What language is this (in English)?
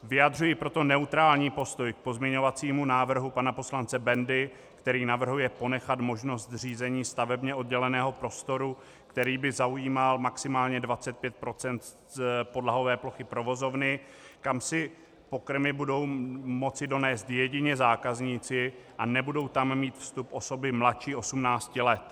Czech